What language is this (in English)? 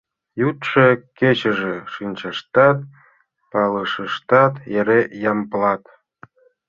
Mari